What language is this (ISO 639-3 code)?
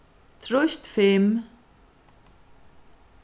fao